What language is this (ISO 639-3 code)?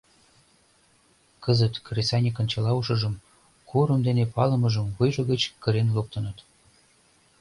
chm